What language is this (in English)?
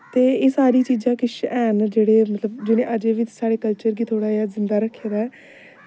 Dogri